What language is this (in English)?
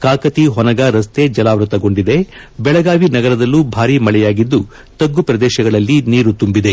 Kannada